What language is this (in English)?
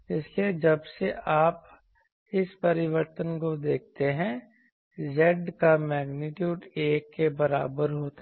Hindi